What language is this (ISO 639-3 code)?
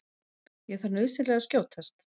isl